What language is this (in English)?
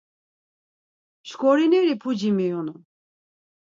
Laz